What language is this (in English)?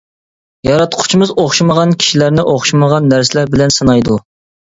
Uyghur